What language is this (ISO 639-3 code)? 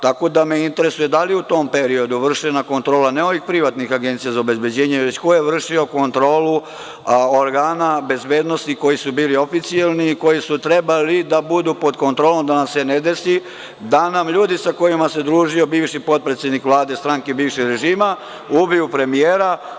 srp